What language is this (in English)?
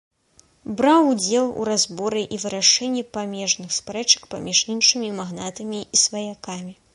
Belarusian